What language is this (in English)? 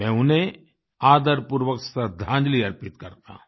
Hindi